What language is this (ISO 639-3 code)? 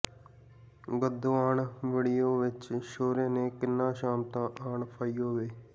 pan